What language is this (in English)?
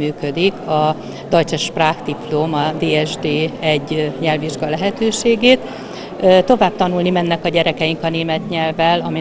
Hungarian